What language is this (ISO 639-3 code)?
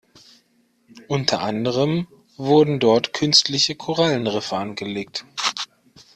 deu